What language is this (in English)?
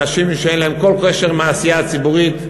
Hebrew